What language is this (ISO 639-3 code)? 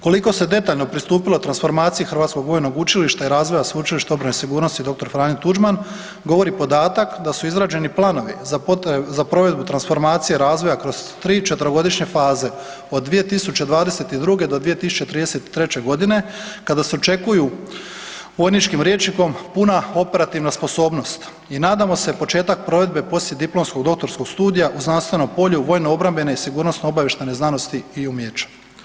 hrv